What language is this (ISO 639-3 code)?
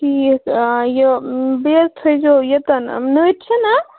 kas